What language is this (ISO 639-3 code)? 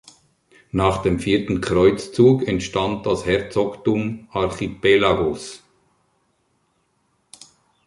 deu